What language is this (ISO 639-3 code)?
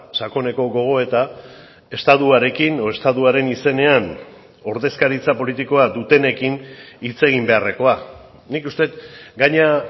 eus